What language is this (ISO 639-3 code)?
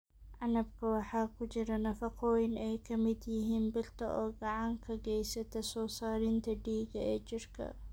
som